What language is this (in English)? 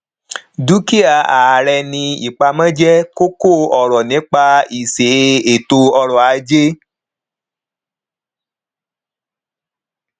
Yoruba